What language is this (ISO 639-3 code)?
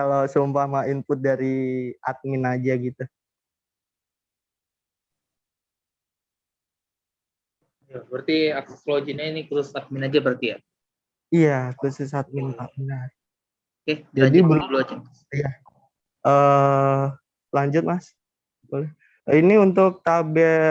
ind